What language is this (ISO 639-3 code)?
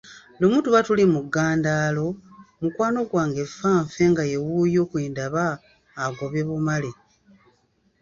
lug